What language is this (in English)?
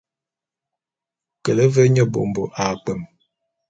Bulu